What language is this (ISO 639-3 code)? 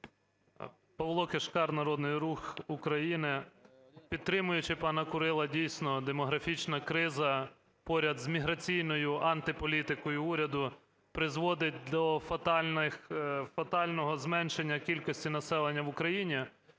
ukr